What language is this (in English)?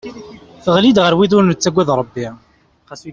Kabyle